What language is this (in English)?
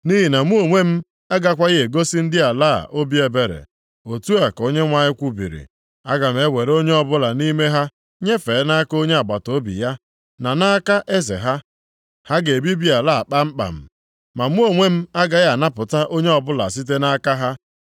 Igbo